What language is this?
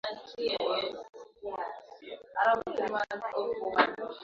Swahili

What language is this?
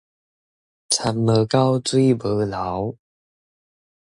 Min Nan Chinese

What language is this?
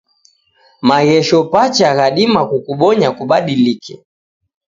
Taita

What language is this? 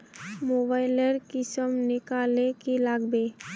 Magahi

